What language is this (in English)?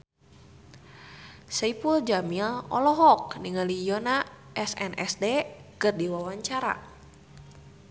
Sundanese